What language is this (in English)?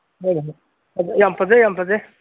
Manipuri